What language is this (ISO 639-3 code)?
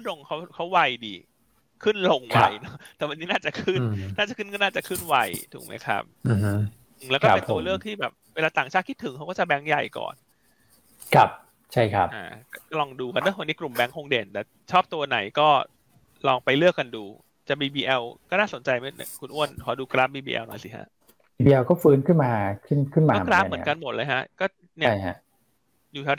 tha